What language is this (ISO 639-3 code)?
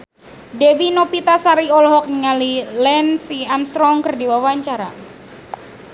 sun